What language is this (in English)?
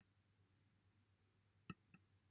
Welsh